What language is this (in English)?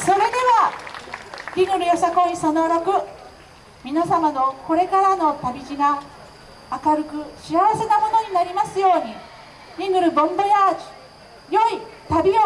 Japanese